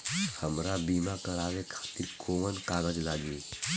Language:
Bhojpuri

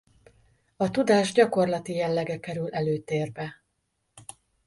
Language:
Hungarian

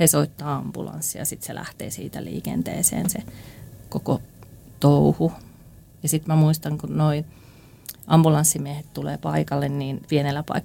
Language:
Finnish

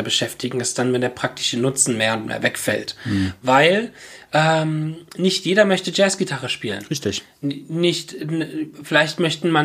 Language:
German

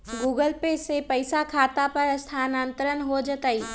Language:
Magahi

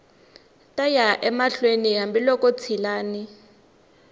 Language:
Tsonga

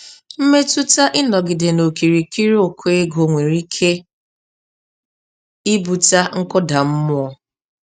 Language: Igbo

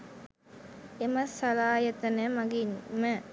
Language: Sinhala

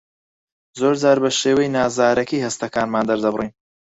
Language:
Central Kurdish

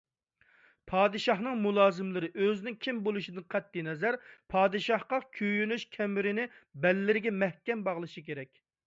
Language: Uyghur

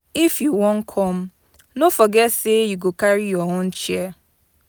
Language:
Nigerian Pidgin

